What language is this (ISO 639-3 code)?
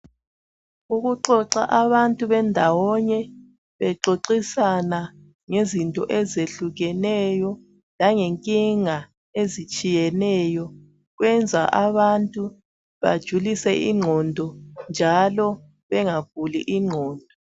nde